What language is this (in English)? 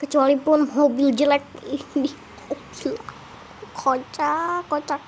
Indonesian